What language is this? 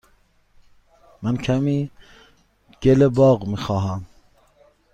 Persian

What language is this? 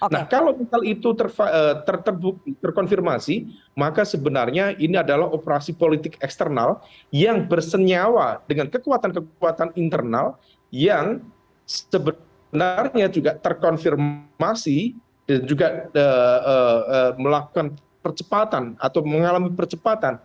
Indonesian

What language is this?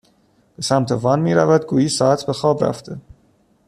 Persian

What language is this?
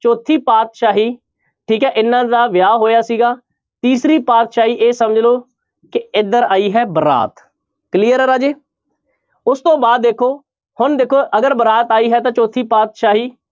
Punjabi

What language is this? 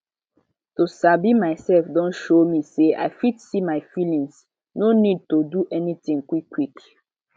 Nigerian Pidgin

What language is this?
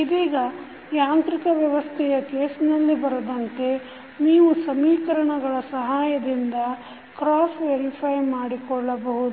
Kannada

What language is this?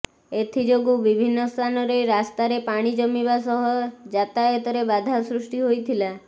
Odia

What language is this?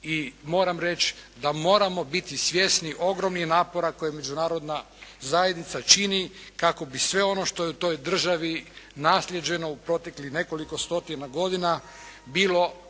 Croatian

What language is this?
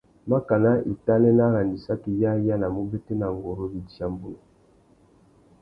Tuki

